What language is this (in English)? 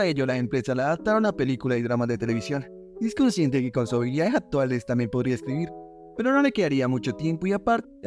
Spanish